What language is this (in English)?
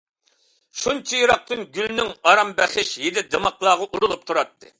Uyghur